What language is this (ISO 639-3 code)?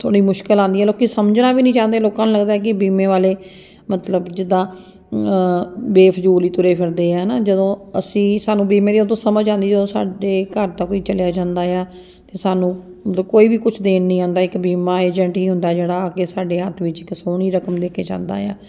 pan